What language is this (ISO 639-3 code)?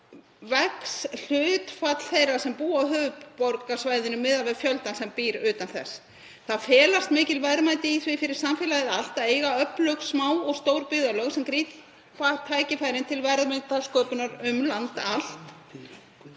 isl